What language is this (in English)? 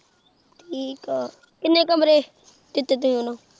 Punjabi